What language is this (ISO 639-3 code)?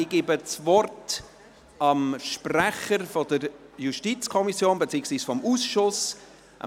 gsw